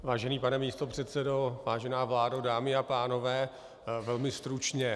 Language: Czech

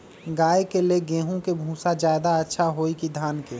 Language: Magahi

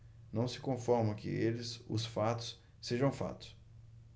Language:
Portuguese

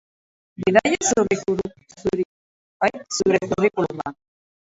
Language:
Basque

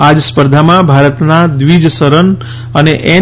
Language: Gujarati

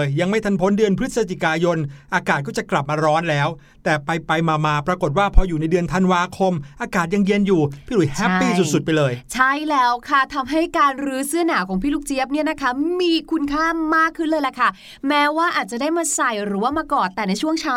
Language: Thai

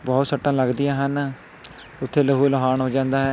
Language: Punjabi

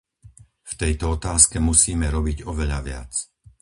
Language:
Slovak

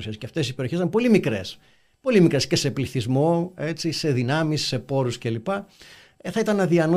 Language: Greek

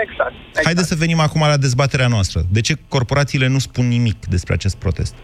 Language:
Romanian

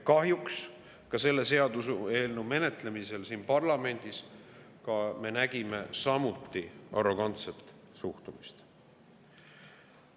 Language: Estonian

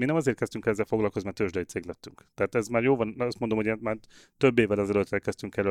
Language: Hungarian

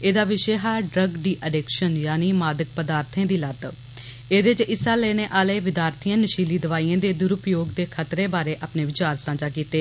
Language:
Dogri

